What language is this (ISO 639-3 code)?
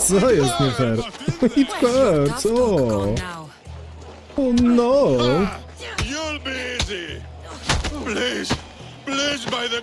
pol